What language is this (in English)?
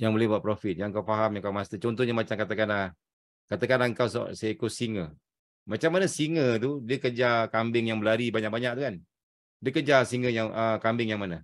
Malay